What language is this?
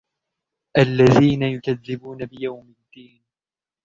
Arabic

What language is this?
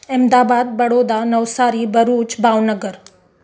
Sindhi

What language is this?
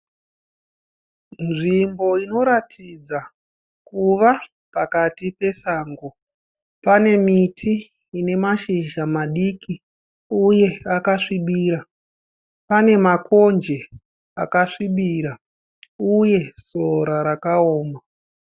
Shona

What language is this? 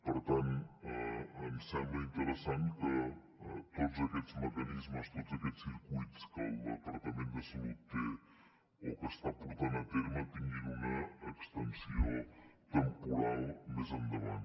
Catalan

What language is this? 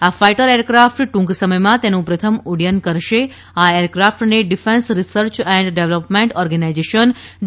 Gujarati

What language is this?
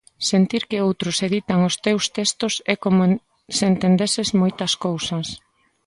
Galician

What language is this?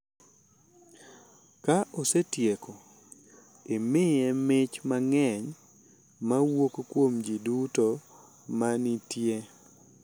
Luo (Kenya and Tanzania)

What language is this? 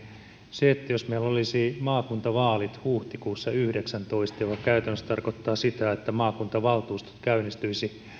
Finnish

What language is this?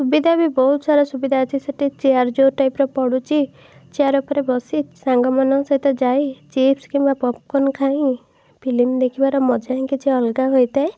Odia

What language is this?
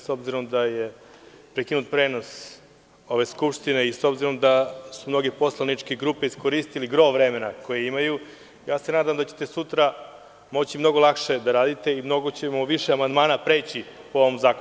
Serbian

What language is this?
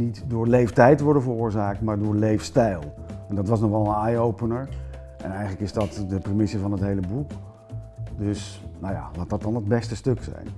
Dutch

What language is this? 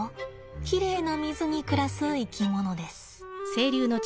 Japanese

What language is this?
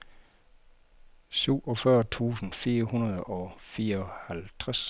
Danish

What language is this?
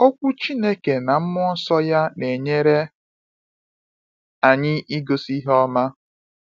Igbo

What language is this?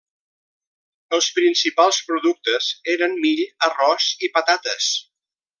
Catalan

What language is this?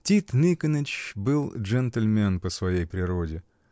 Russian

